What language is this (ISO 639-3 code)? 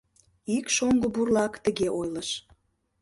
chm